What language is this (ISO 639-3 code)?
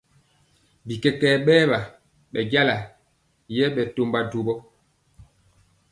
mcx